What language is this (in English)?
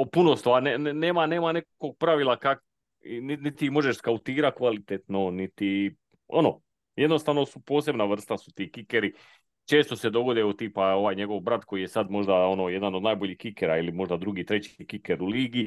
Croatian